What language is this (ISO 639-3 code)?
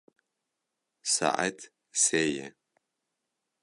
kur